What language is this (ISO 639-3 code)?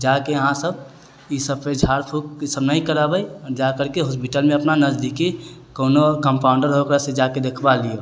mai